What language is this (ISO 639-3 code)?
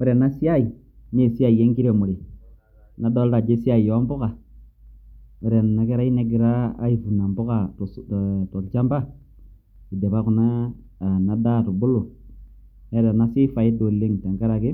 mas